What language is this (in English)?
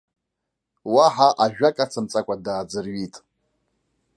Abkhazian